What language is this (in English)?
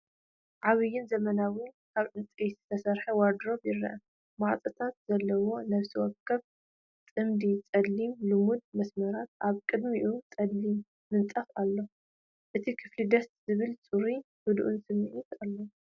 Tigrinya